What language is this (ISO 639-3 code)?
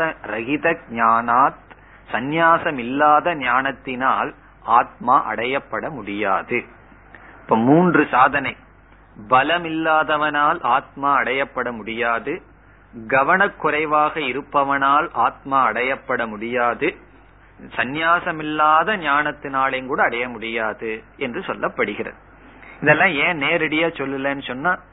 tam